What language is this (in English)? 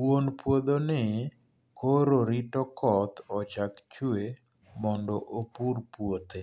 Luo (Kenya and Tanzania)